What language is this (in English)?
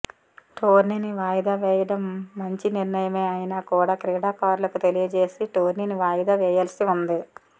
Telugu